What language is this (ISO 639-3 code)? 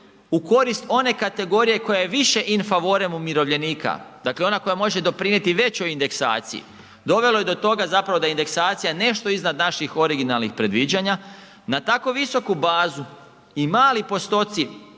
hrv